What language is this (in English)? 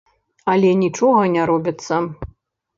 Belarusian